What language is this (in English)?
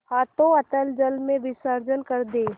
Hindi